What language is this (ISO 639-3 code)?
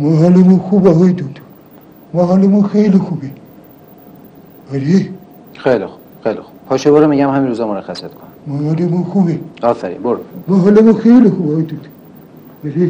fas